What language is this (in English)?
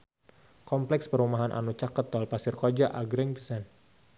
Sundanese